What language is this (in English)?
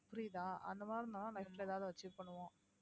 Tamil